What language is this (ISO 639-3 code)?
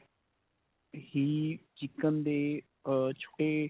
pan